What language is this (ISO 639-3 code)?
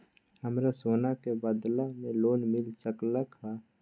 mag